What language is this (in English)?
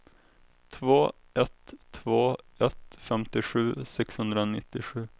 Swedish